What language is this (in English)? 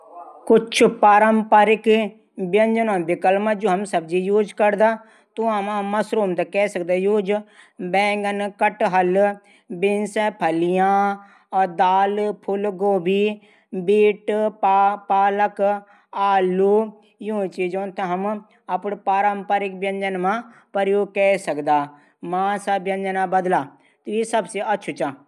Garhwali